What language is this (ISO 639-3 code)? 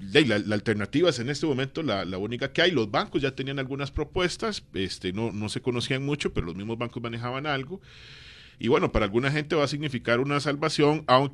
spa